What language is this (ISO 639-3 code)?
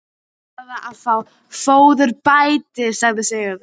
isl